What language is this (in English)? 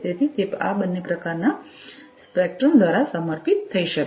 Gujarati